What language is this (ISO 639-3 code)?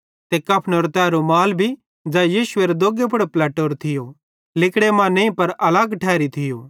bhd